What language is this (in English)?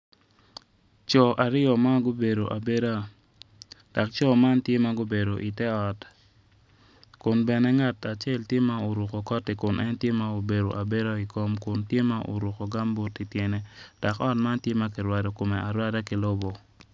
Acoli